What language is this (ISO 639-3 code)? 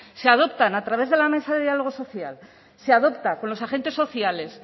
spa